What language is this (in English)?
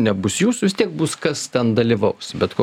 Lithuanian